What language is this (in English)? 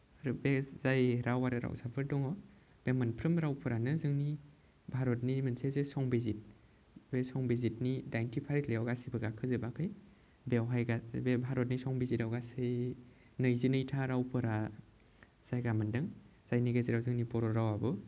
Bodo